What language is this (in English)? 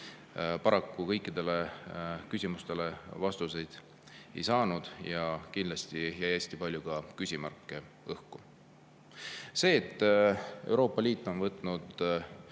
Estonian